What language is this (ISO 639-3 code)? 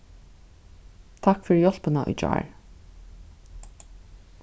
fao